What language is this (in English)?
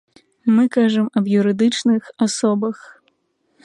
Belarusian